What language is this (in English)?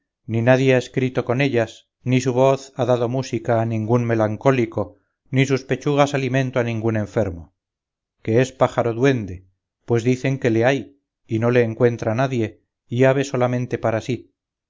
Spanish